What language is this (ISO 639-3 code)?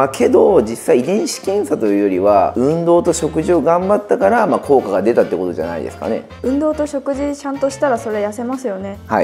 jpn